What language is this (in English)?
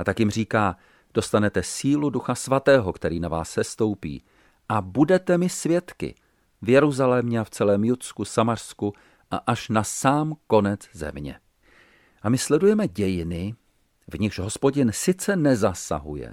Czech